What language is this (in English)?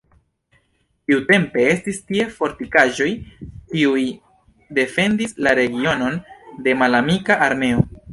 Esperanto